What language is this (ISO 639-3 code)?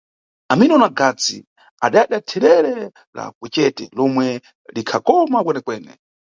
nyu